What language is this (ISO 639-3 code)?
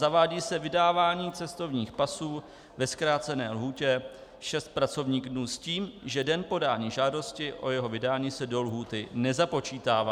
ces